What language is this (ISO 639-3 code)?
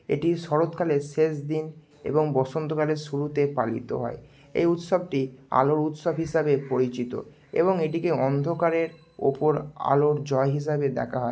ben